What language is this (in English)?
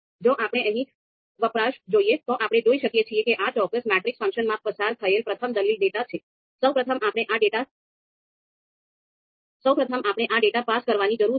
Gujarati